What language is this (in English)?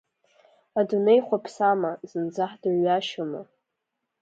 Abkhazian